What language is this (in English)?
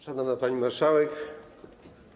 Polish